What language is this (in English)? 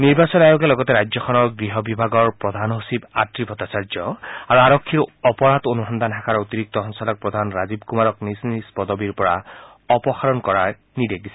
Assamese